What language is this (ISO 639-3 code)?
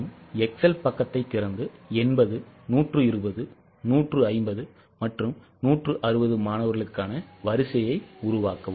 tam